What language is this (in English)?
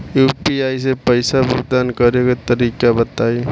Bhojpuri